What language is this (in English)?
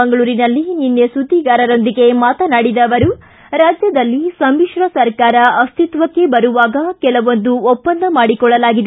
Kannada